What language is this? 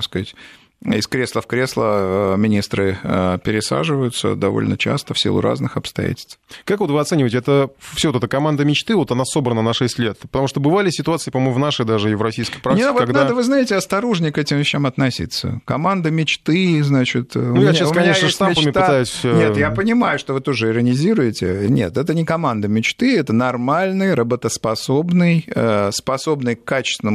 Russian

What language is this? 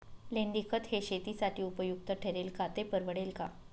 Marathi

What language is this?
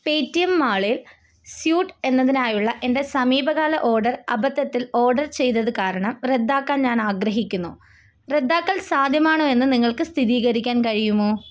Malayalam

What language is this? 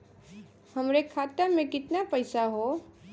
Bhojpuri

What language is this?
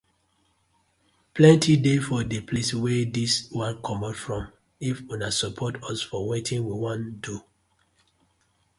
Nigerian Pidgin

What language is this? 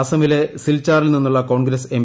Malayalam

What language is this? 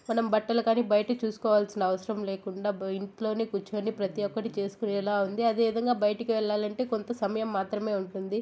Telugu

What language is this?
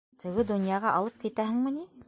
Bashkir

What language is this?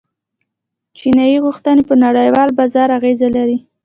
Pashto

